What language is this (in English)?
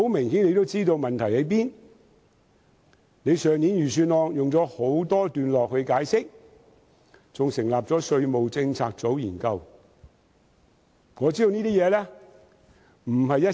Cantonese